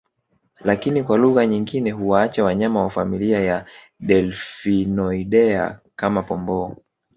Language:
Swahili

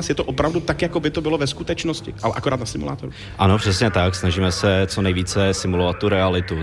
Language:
Czech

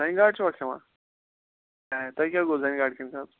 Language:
Kashmiri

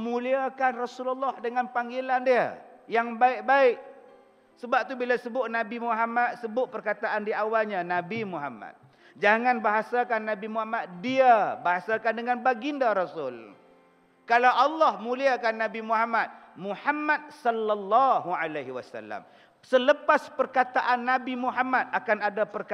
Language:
Malay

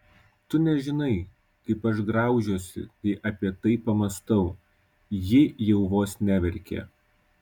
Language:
Lithuanian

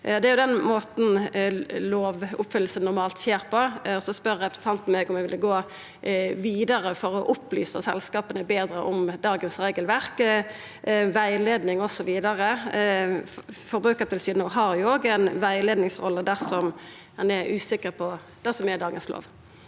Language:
Norwegian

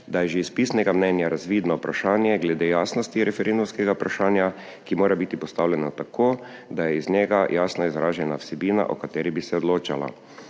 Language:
Slovenian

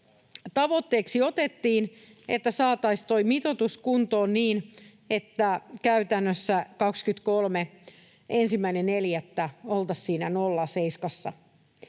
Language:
Finnish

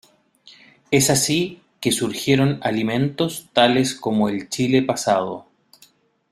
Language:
Spanish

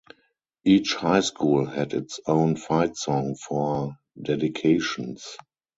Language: English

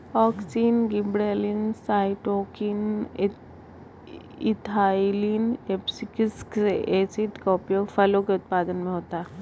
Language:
Hindi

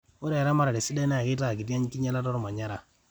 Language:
Masai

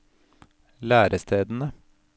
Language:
Norwegian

